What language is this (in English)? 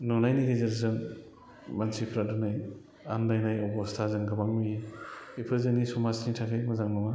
Bodo